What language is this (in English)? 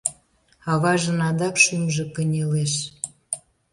Mari